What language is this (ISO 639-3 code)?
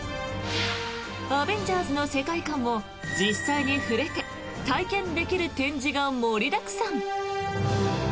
jpn